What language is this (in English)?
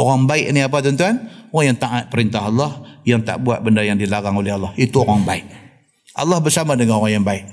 Malay